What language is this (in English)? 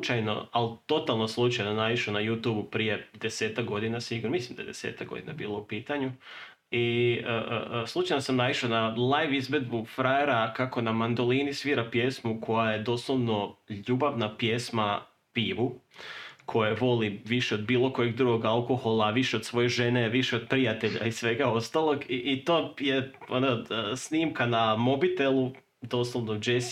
Croatian